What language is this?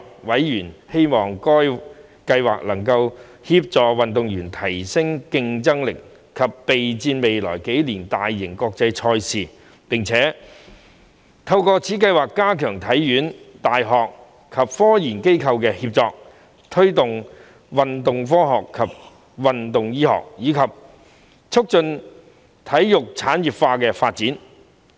Cantonese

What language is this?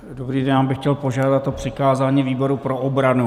Czech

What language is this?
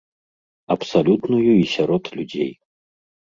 Belarusian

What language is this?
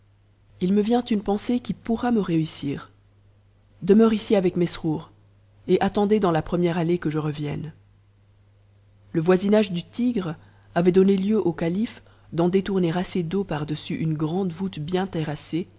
French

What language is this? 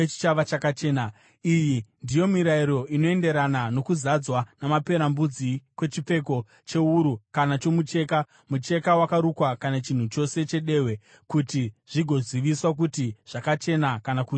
Shona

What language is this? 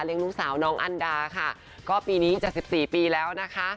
Thai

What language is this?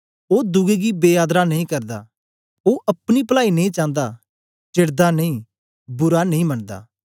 Dogri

